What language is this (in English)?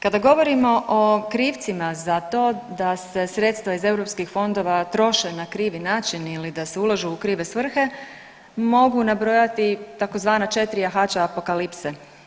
Croatian